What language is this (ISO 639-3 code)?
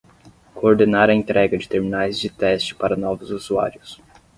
por